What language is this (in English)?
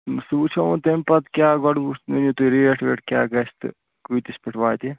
Kashmiri